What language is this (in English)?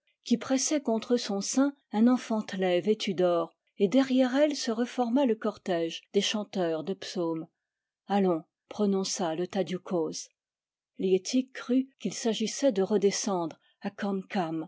French